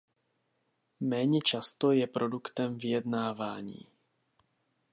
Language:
Czech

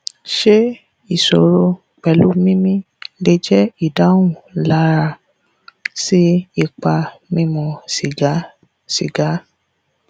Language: Yoruba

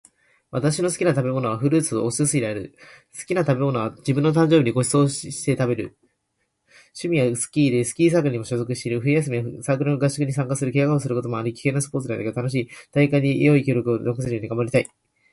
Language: Japanese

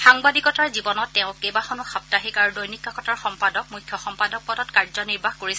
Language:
Assamese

